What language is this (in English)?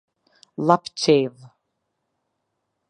Albanian